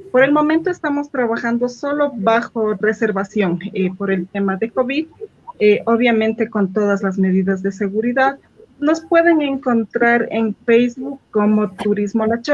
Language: Spanish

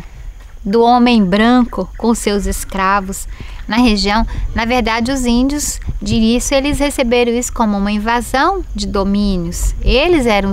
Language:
Portuguese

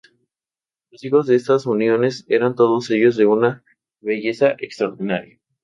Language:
Spanish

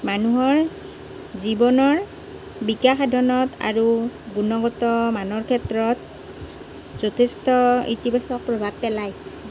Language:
Assamese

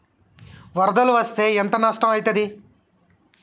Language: Telugu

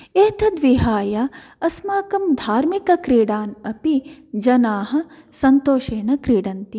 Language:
Sanskrit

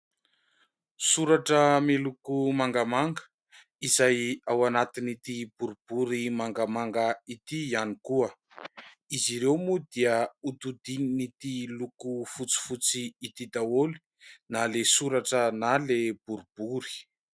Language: Malagasy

